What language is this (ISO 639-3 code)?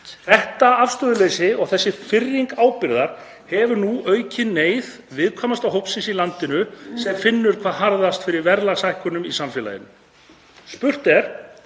isl